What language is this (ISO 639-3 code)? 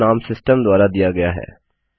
hin